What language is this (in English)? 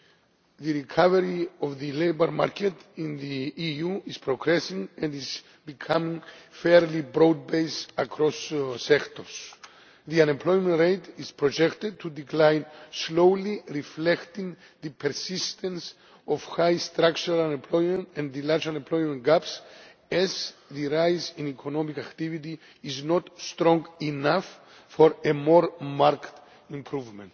English